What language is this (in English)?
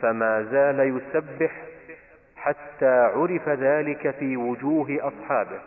Arabic